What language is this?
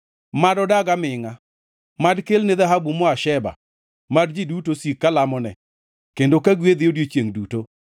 Luo (Kenya and Tanzania)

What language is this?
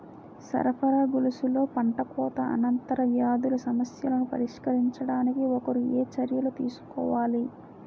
Telugu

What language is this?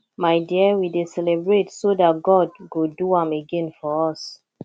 Nigerian Pidgin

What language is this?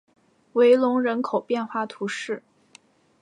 Chinese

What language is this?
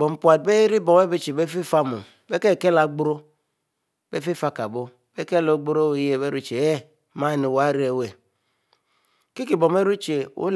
Mbe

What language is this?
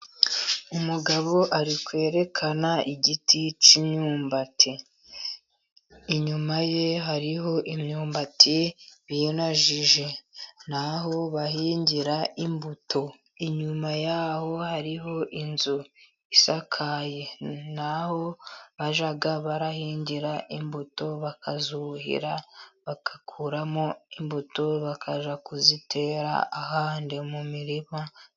Kinyarwanda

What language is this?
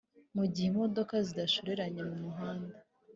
Kinyarwanda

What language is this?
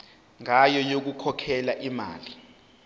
Zulu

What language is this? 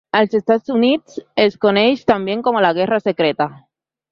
Catalan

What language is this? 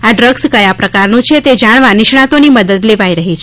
Gujarati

